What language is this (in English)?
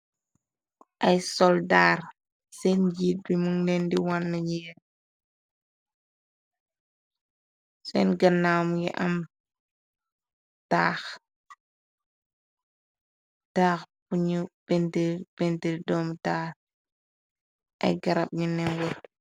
Wolof